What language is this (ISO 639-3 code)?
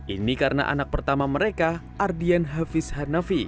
ind